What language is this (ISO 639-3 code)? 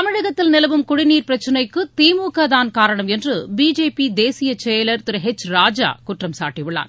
tam